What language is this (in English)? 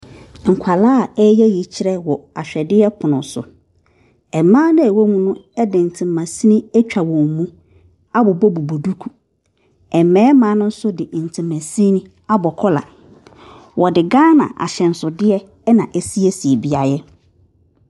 Akan